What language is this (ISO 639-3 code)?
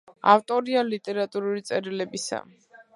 kat